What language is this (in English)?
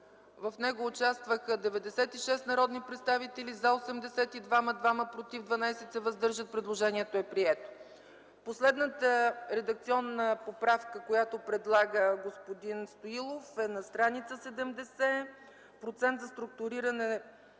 Bulgarian